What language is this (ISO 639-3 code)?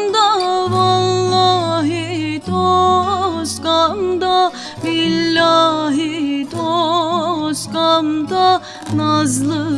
ara